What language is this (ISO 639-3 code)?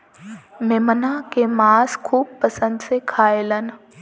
bho